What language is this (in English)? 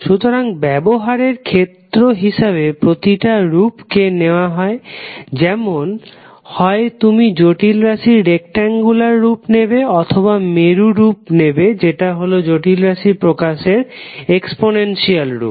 Bangla